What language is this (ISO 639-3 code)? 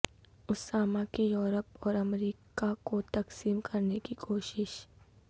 urd